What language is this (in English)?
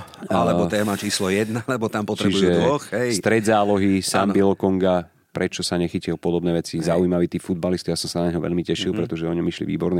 Slovak